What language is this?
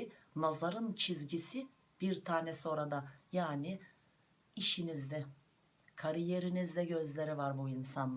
Turkish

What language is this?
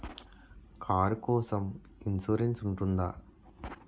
Telugu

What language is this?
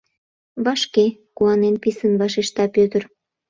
Mari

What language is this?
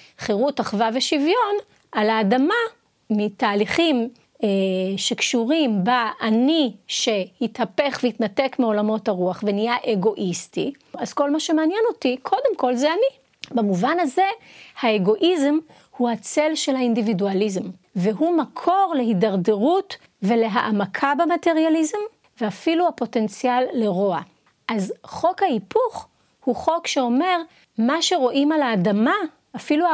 Hebrew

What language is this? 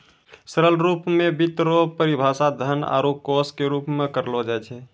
Maithili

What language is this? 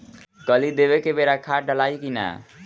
Bhojpuri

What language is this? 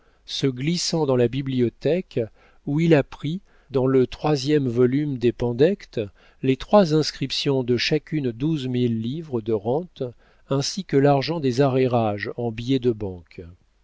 French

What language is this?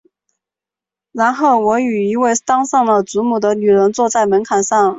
Chinese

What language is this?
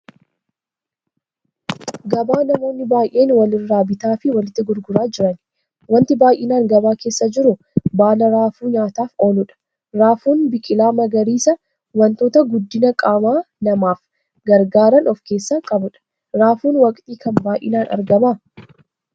Oromo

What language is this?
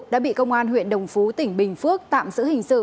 Vietnamese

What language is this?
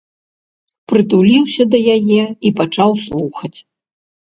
Belarusian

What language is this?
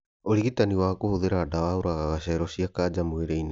Kikuyu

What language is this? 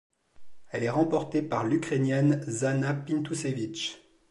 French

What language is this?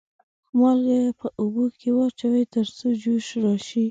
Pashto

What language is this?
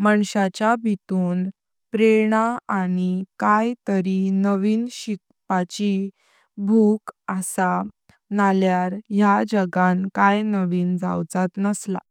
Konkani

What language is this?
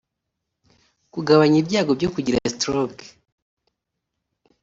Kinyarwanda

